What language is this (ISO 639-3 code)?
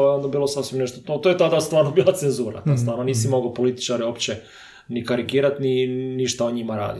hrv